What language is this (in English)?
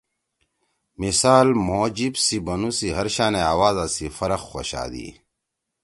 Torwali